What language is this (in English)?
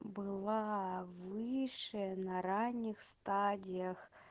Russian